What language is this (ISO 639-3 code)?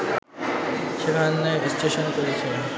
ben